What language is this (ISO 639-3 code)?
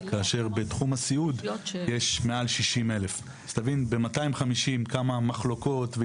heb